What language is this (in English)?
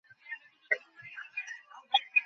Bangla